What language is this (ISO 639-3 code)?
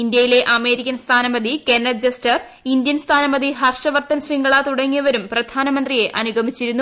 mal